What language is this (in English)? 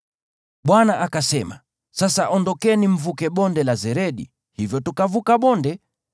Swahili